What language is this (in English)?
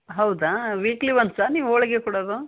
Kannada